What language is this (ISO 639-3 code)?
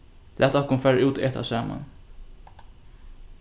fao